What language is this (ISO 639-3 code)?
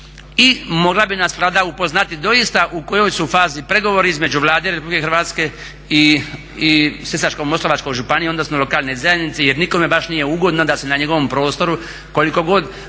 hrv